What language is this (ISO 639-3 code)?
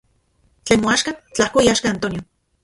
ncx